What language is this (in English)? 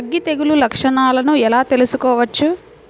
Telugu